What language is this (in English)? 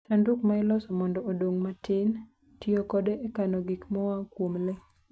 Luo (Kenya and Tanzania)